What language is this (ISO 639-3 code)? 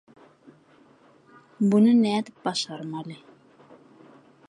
tuk